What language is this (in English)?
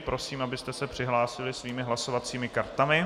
Czech